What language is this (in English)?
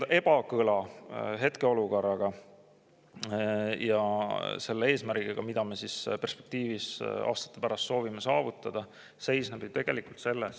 Estonian